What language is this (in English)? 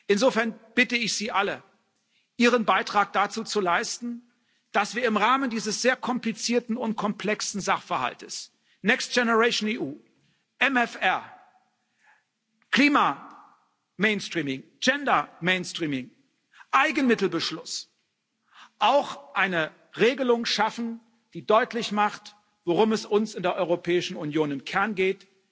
German